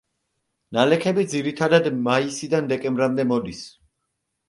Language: Georgian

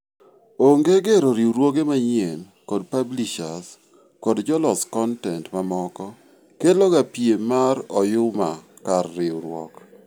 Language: Luo (Kenya and Tanzania)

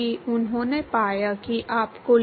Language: Hindi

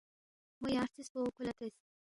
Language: Balti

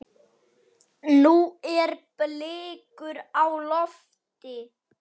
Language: Icelandic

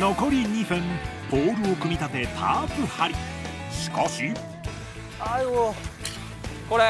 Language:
Japanese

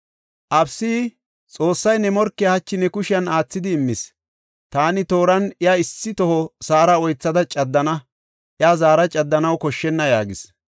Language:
Gofa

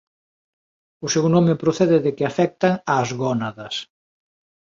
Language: Galician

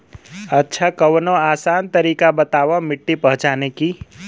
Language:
Bhojpuri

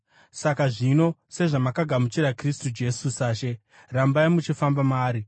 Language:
Shona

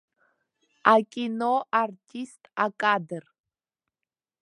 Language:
Abkhazian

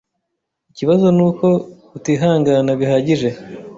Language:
Kinyarwanda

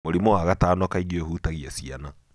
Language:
Kikuyu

